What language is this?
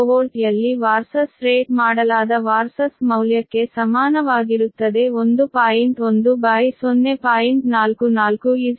Kannada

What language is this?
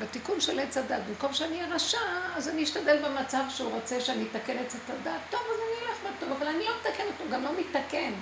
Hebrew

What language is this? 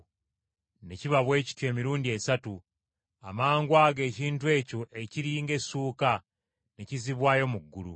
Ganda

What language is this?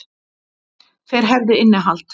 Icelandic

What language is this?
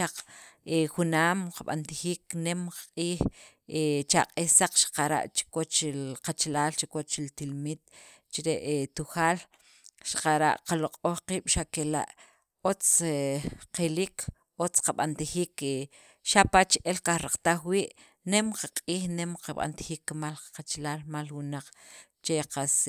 Sacapulteco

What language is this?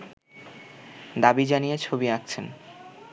Bangla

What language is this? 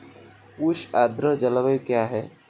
Hindi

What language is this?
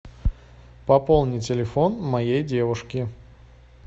Russian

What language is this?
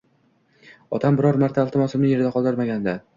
Uzbek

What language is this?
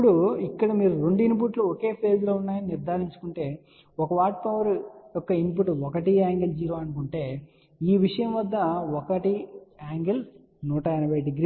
Telugu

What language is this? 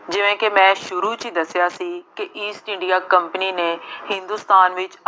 Punjabi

